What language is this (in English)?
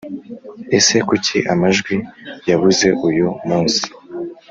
Kinyarwanda